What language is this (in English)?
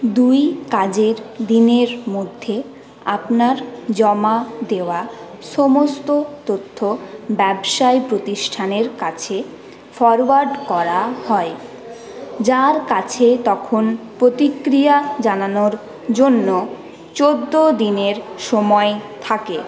Bangla